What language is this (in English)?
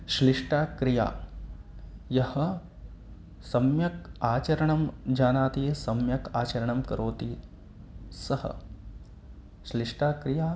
Sanskrit